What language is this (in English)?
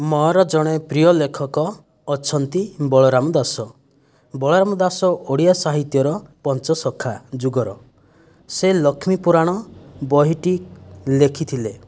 Odia